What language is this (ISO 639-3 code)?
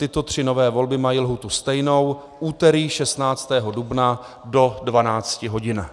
ces